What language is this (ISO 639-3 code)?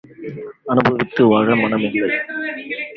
tam